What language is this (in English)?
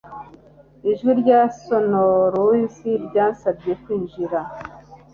Kinyarwanda